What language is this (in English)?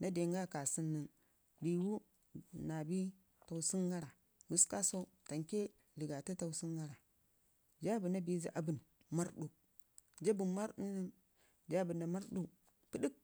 Ngizim